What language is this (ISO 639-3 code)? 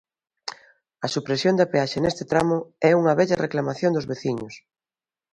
glg